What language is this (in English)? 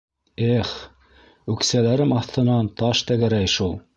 Bashkir